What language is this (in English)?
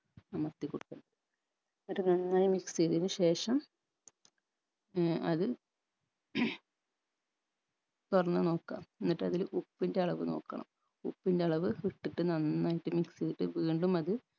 Malayalam